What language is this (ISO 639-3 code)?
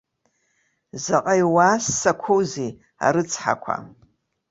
abk